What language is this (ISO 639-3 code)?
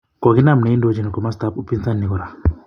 kln